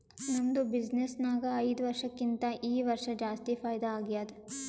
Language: Kannada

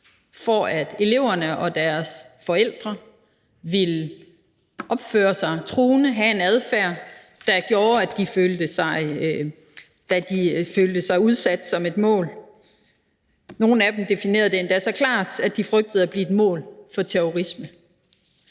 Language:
Danish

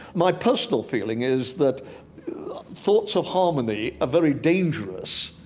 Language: English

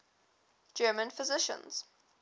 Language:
English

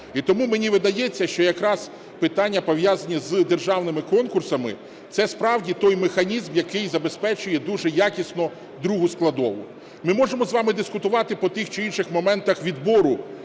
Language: Ukrainian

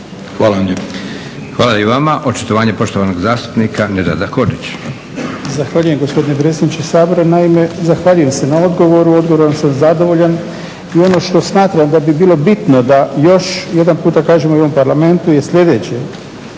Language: Croatian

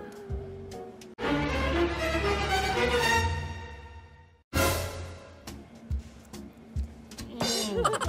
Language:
Malay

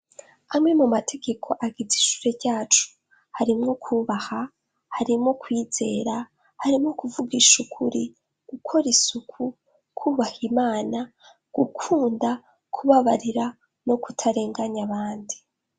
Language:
Rundi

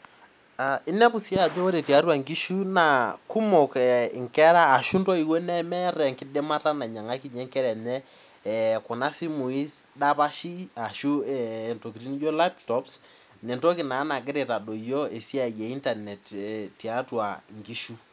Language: Masai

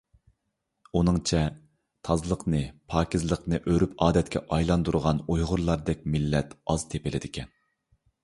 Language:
Uyghur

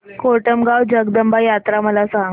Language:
Marathi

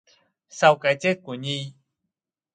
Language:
Vietnamese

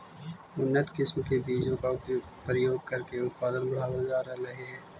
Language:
Magahi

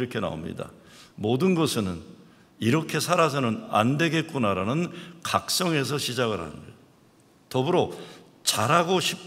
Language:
Korean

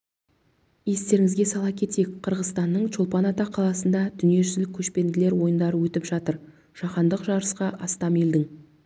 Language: Kazakh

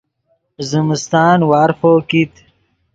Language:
Yidgha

